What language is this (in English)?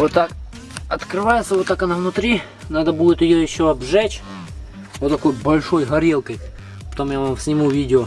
Russian